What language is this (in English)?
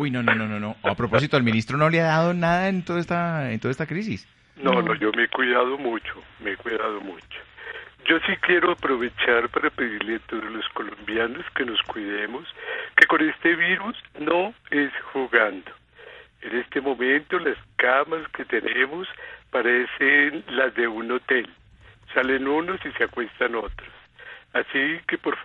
Spanish